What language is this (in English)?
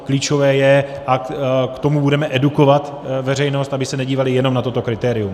Czech